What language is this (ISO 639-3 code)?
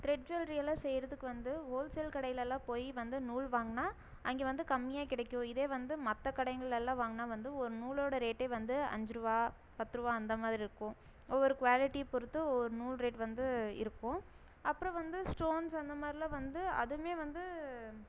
tam